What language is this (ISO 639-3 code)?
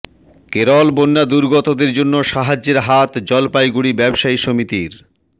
ben